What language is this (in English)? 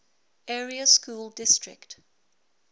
English